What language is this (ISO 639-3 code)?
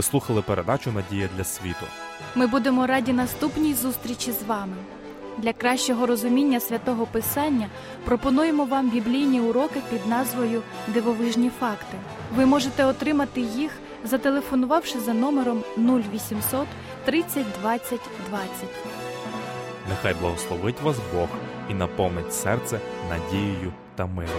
ukr